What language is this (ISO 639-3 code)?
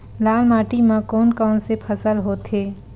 hne